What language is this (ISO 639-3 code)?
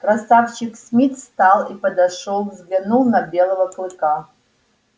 rus